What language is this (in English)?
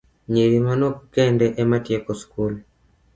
Luo (Kenya and Tanzania)